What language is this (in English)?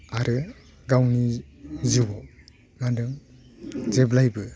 Bodo